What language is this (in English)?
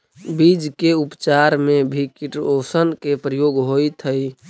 Magahi